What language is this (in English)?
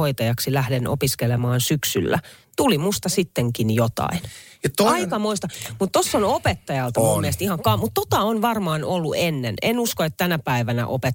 Finnish